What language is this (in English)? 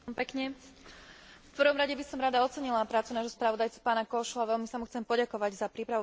Slovak